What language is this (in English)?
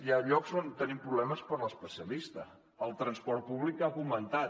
Catalan